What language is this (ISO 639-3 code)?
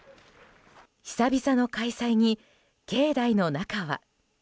jpn